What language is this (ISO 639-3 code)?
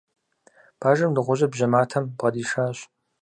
kbd